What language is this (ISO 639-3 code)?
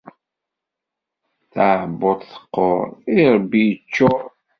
kab